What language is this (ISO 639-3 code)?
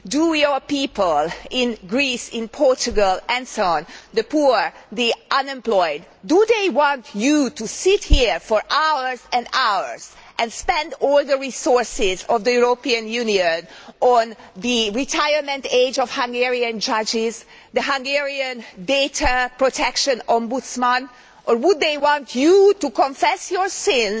eng